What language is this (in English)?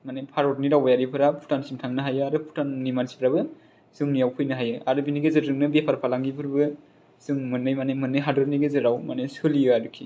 Bodo